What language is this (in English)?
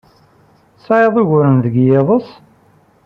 Kabyle